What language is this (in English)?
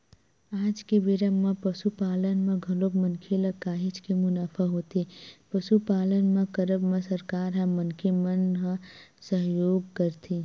Chhattisgarhi